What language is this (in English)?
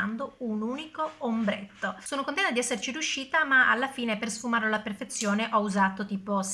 Italian